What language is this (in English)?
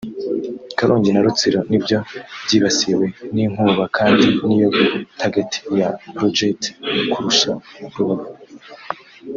Kinyarwanda